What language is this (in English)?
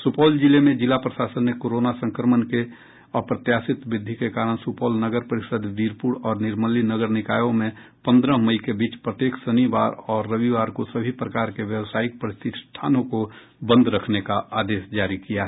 Hindi